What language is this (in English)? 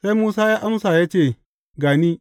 Hausa